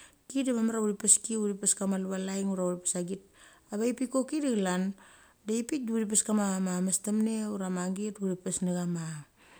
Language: Mali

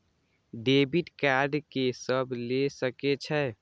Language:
Maithili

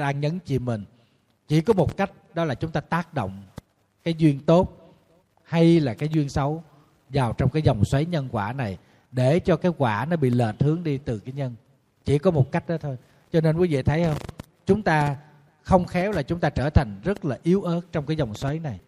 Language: Vietnamese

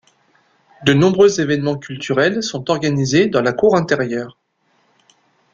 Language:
French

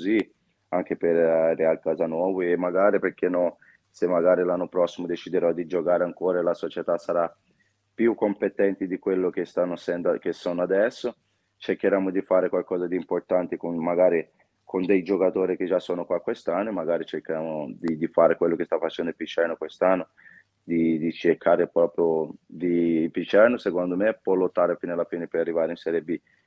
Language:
Italian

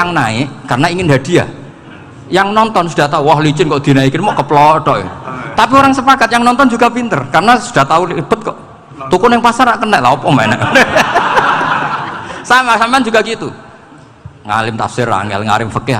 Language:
Indonesian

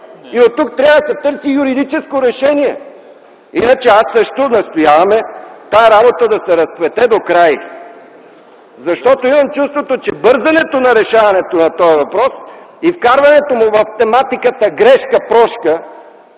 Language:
Bulgarian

